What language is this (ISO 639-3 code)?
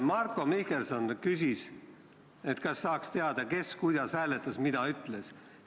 est